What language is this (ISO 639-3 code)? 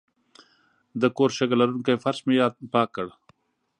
pus